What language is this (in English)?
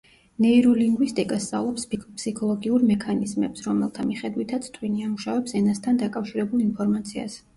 Georgian